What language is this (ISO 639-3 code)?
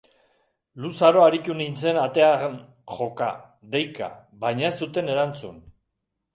eus